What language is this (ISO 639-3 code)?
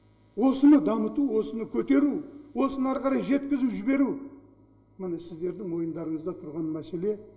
kaz